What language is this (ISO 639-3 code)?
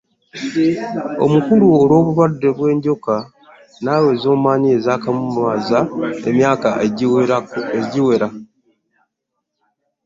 lug